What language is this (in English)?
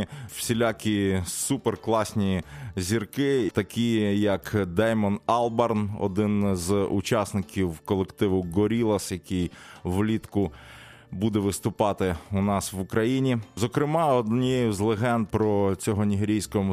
Ukrainian